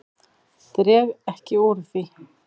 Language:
Icelandic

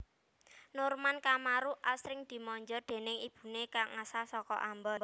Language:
Javanese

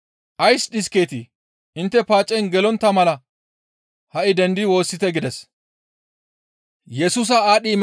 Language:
Gamo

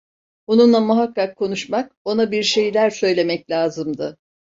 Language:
Turkish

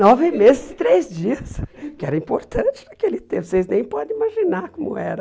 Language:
Portuguese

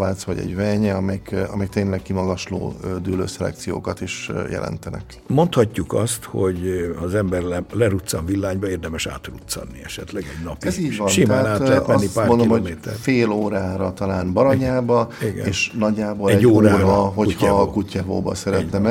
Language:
Hungarian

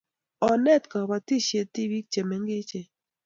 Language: Kalenjin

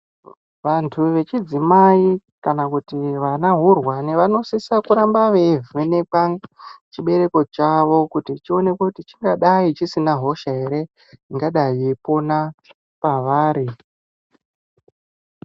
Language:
Ndau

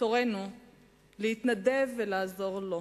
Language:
Hebrew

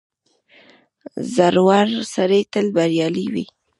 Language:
Pashto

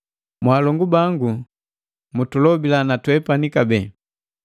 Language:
Matengo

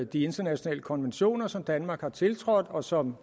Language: Danish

